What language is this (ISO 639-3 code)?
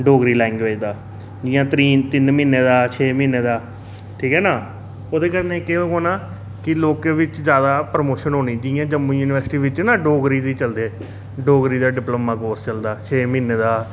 doi